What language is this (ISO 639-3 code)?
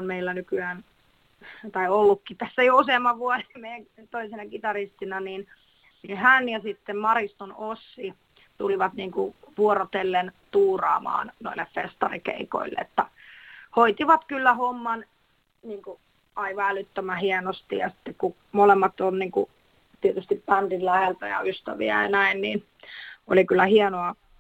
fin